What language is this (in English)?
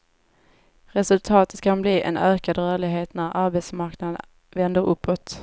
Swedish